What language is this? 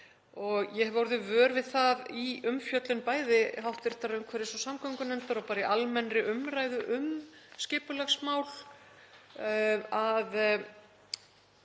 Icelandic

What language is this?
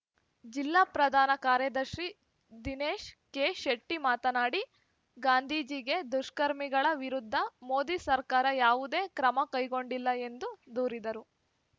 Kannada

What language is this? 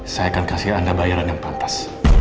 Indonesian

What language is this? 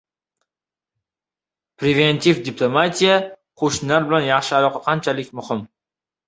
Uzbek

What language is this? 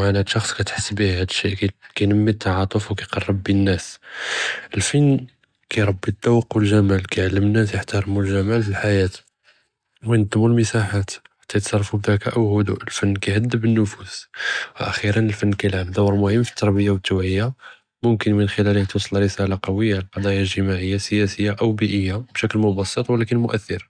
Judeo-Arabic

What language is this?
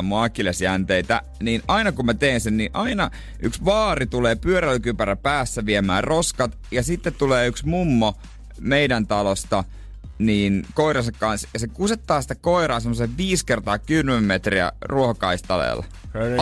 Finnish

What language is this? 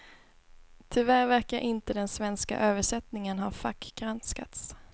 Swedish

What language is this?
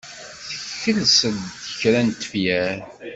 Kabyle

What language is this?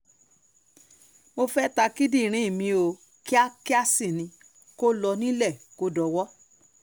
Yoruba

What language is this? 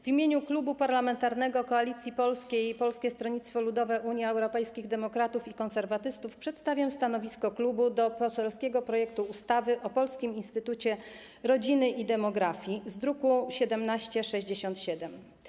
Polish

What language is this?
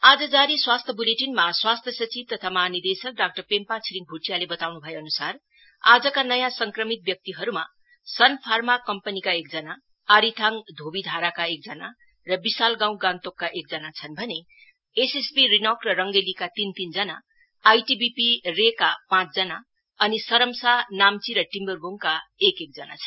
Nepali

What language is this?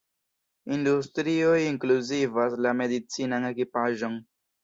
Esperanto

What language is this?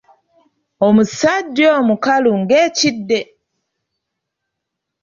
Ganda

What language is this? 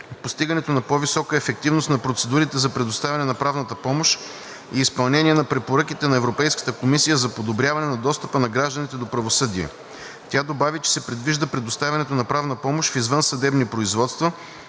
Bulgarian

